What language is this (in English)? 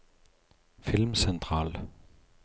Norwegian